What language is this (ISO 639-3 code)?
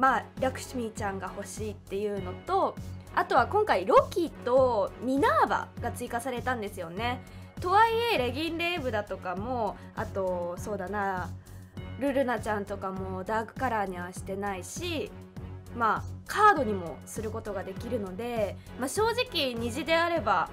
jpn